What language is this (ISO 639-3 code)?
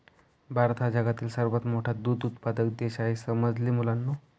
mar